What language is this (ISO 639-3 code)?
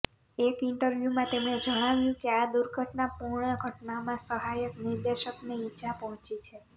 guj